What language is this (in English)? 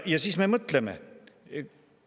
Estonian